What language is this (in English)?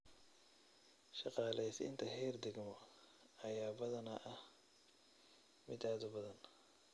Somali